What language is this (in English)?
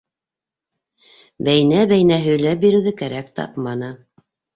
Bashkir